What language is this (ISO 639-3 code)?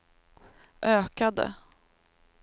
swe